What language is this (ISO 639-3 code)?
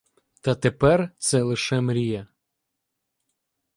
ukr